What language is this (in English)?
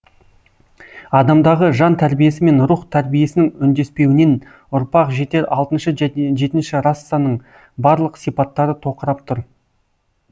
Kazakh